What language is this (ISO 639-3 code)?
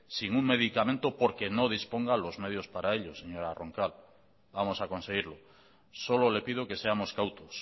spa